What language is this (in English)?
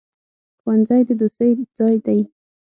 Pashto